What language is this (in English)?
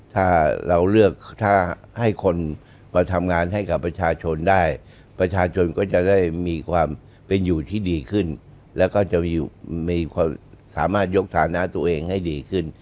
Thai